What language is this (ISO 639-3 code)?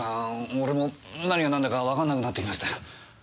jpn